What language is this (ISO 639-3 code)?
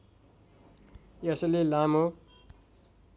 nep